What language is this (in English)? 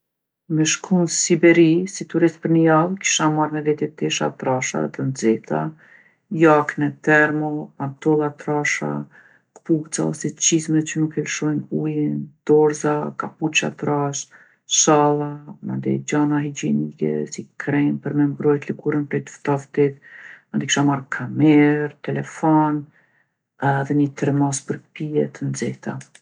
Gheg Albanian